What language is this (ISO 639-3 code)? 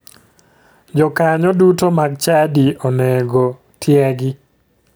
luo